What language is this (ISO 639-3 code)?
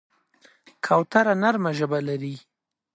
pus